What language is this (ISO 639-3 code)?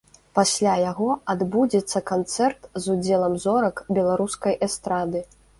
bel